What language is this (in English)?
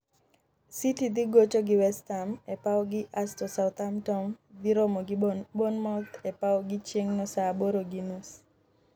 Luo (Kenya and Tanzania)